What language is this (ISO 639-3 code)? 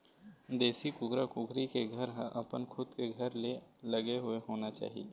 hne